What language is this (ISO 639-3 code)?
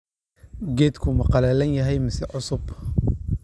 som